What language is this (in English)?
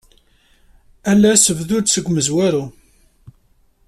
Kabyle